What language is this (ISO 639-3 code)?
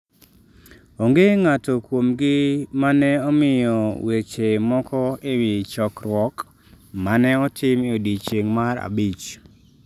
luo